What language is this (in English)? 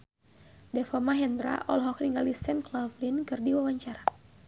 Sundanese